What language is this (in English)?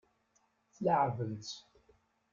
Kabyle